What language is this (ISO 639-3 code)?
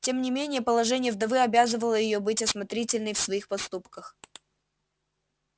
rus